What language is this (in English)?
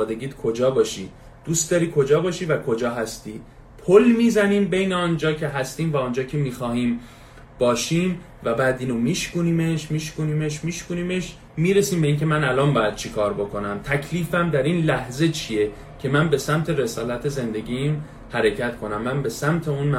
Persian